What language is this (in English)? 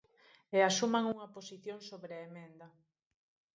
Galician